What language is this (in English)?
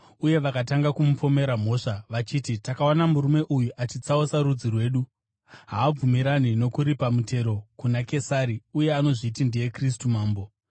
Shona